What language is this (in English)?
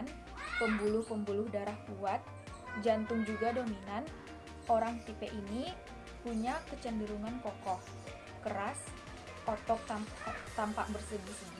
Indonesian